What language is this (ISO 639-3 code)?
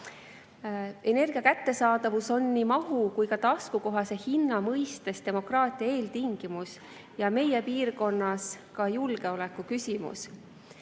est